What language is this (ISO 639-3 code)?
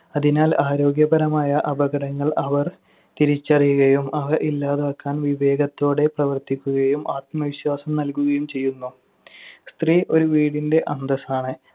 mal